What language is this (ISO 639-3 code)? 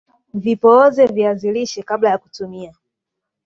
swa